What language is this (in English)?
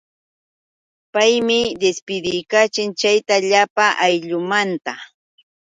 Yauyos Quechua